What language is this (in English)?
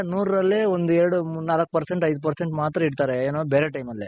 Kannada